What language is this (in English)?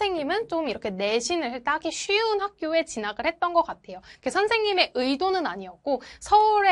Korean